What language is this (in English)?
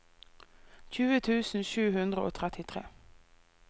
Norwegian